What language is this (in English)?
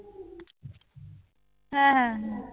Bangla